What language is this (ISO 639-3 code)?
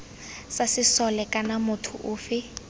tsn